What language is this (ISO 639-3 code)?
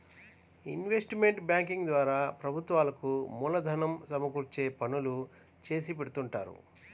tel